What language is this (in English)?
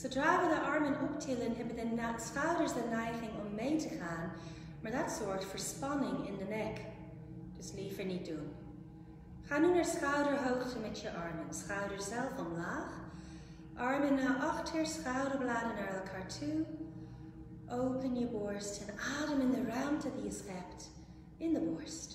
Dutch